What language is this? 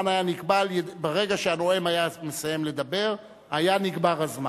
Hebrew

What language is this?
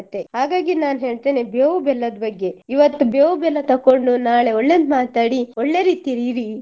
Kannada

